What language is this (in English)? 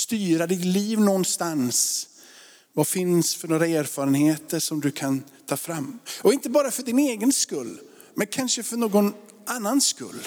Swedish